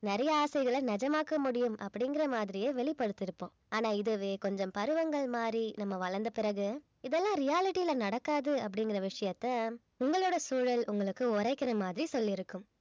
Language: Tamil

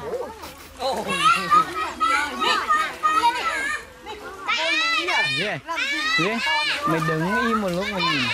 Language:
Vietnamese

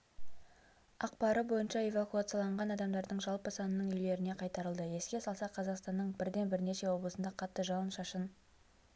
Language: Kazakh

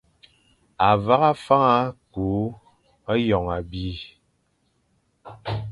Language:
Fang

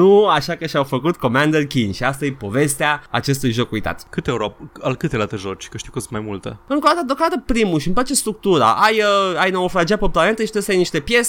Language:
Romanian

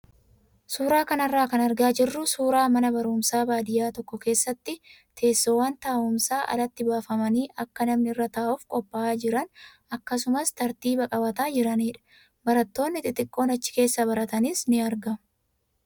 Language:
Oromo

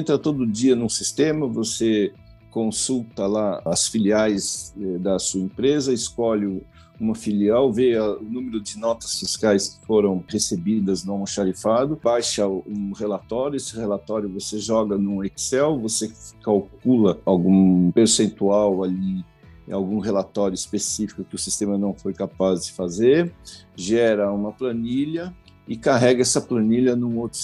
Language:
Portuguese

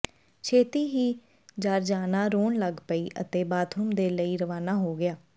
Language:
Punjabi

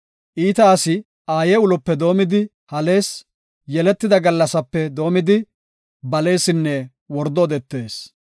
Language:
Gofa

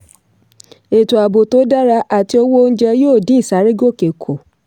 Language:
Yoruba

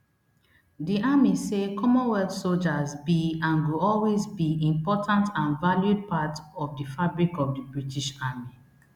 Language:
Nigerian Pidgin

